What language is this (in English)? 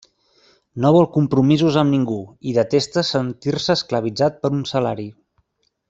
Catalan